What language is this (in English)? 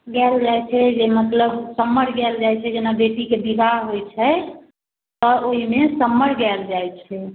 Maithili